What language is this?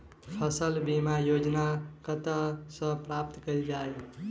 Maithili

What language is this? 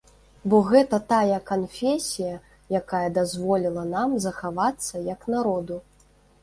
Belarusian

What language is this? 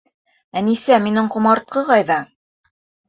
Bashkir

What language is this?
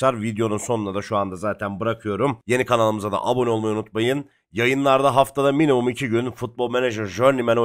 Turkish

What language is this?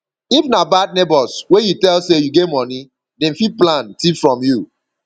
Nigerian Pidgin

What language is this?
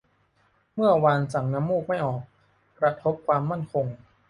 Thai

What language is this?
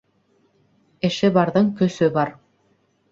Bashkir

